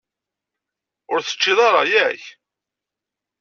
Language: Kabyle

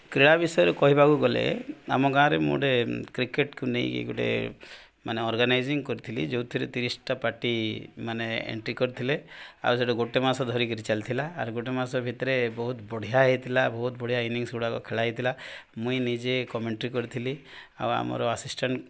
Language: Odia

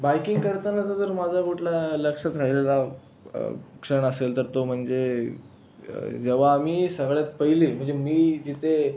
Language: Marathi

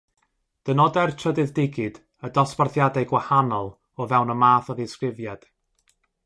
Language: Welsh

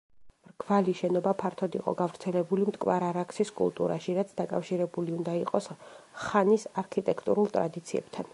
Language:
Georgian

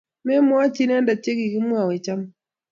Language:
Kalenjin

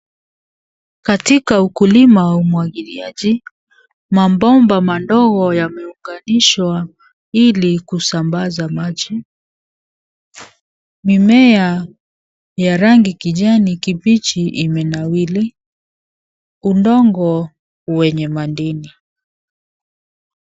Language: Swahili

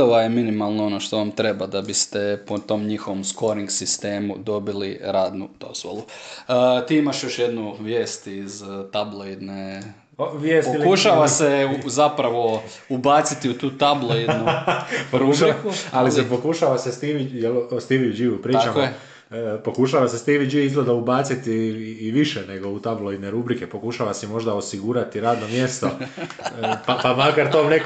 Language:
Croatian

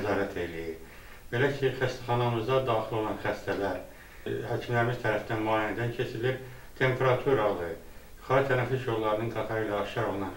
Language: Turkish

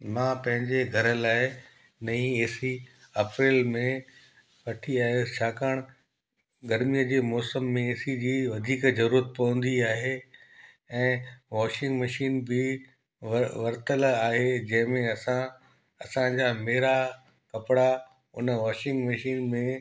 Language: Sindhi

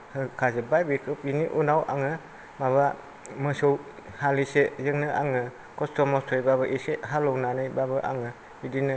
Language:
Bodo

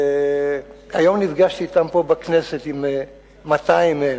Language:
Hebrew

